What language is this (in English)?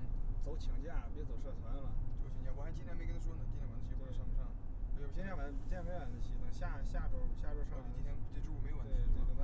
Chinese